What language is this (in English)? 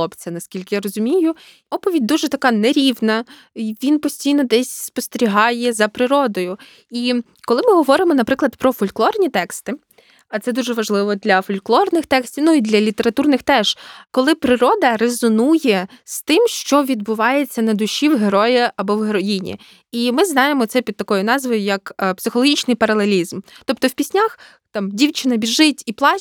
Ukrainian